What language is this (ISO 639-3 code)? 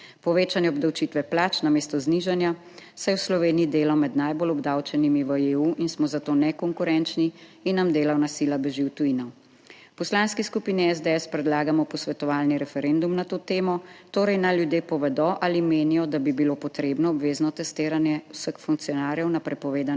slv